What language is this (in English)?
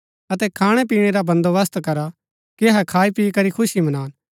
Gaddi